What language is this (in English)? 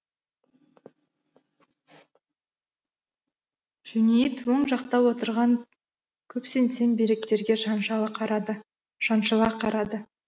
Kazakh